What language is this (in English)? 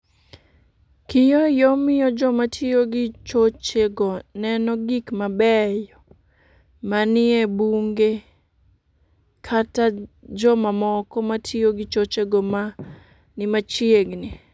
Luo (Kenya and Tanzania)